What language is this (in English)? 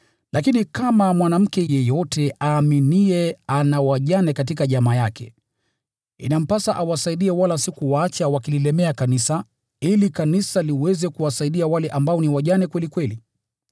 Swahili